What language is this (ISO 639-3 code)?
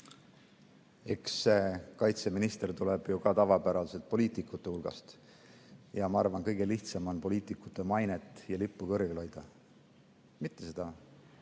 est